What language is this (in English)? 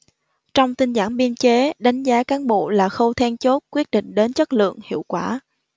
Vietnamese